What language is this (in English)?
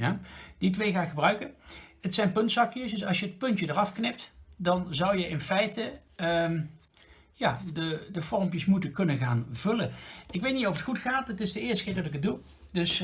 Dutch